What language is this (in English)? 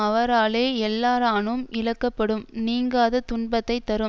Tamil